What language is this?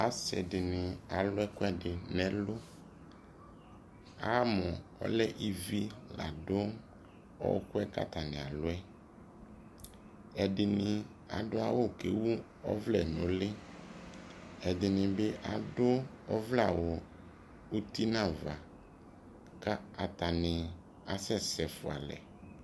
Ikposo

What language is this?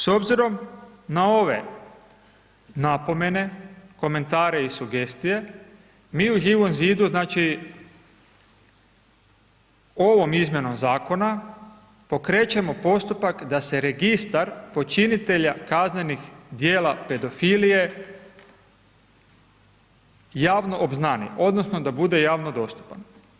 Croatian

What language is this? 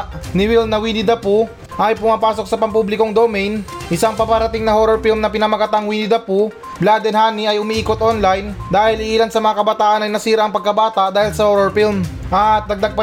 Filipino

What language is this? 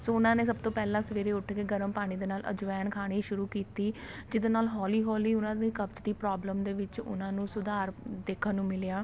Punjabi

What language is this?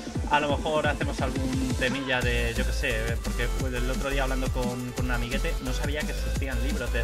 Spanish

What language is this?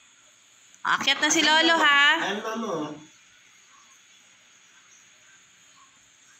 Filipino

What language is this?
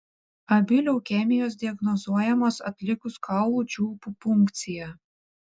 Lithuanian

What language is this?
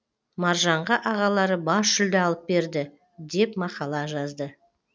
Kazakh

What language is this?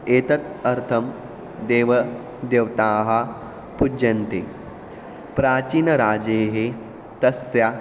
Sanskrit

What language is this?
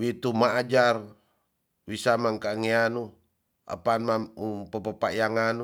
Tonsea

